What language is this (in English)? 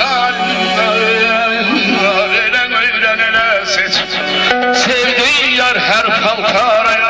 Greek